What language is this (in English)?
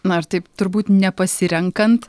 Lithuanian